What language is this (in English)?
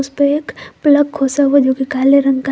Hindi